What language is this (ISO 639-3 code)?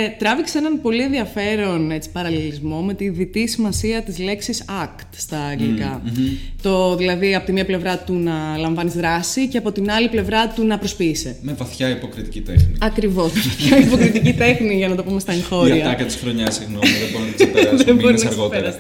ell